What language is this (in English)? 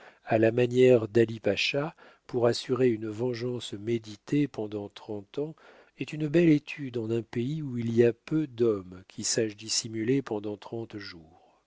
French